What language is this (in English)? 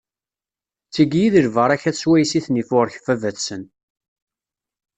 Kabyle